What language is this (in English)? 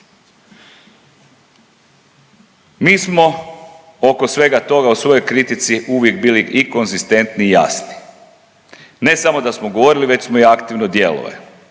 Croatian